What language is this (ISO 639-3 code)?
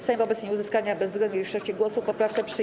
pol